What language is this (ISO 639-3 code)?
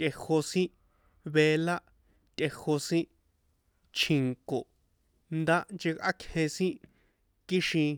poe